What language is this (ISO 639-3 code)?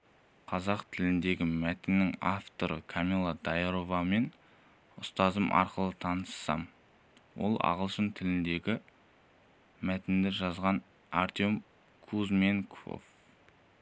kaz